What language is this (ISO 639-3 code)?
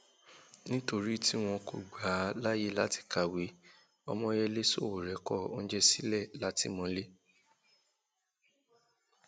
yor